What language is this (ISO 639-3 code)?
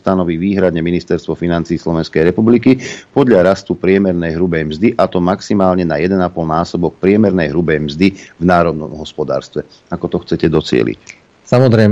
slk